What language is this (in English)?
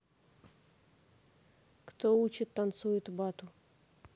Russian